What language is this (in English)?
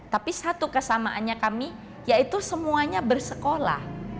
Indonesian